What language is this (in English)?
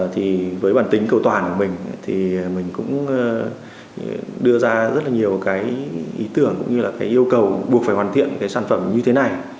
Vietnamese